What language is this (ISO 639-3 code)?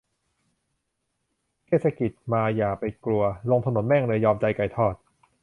tha